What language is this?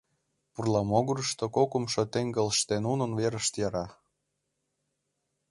Mari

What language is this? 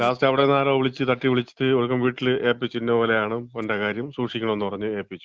Malayalam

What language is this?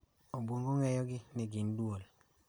Luo (Kenya and Tanzania)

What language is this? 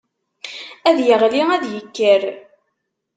Kabyle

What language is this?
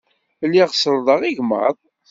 Kabyle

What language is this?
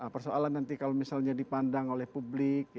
Indonesian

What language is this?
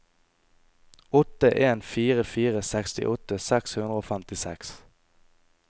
Norwegian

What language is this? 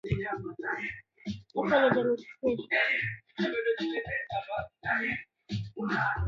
Swahili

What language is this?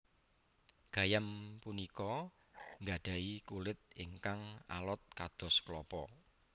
Javanese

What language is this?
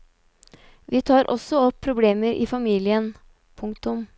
Norwegian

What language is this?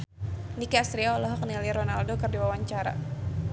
Sundanese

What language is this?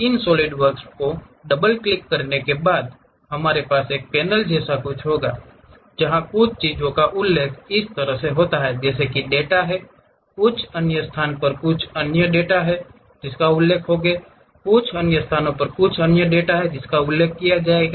Hindi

